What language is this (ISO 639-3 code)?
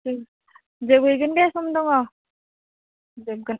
brx